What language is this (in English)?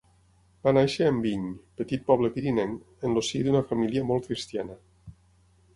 Catalan